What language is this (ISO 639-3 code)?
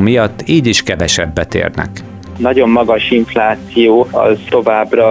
hun